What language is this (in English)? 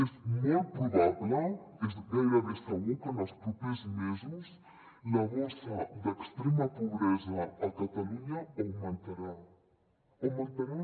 Catalan